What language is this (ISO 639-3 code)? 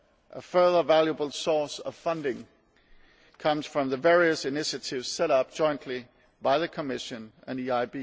eng